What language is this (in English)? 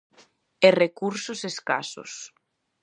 Galician